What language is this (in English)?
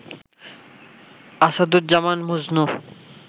Bangla